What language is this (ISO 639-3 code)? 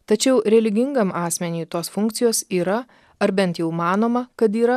lit